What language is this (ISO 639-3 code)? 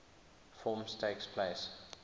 eng